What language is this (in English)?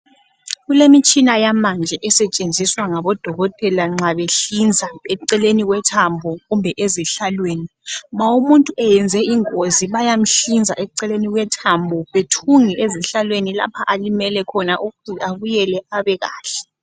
North Ndebele